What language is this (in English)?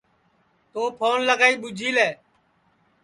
Sansi